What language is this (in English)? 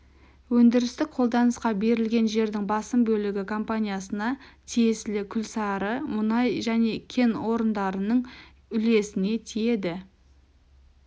Kazakh